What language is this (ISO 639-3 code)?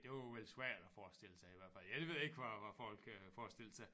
dan